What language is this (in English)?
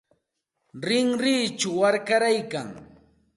Santa Ana de Tusi Pasco Quechua